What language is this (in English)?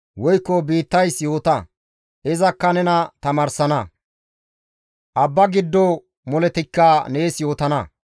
Gamo